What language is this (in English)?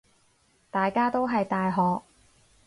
Cantonese